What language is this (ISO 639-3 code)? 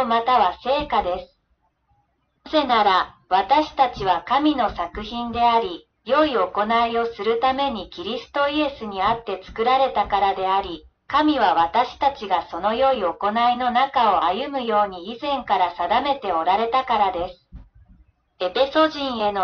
jpn